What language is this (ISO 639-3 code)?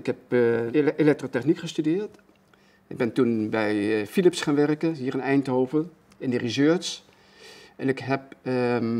nld